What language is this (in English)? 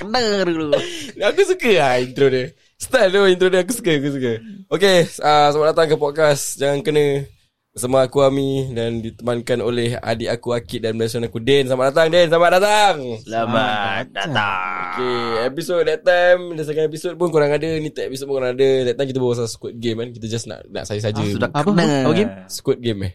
Malay